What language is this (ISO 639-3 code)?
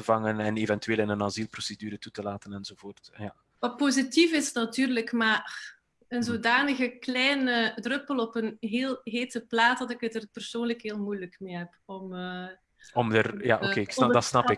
nld